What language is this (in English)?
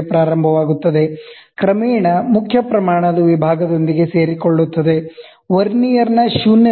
Kannada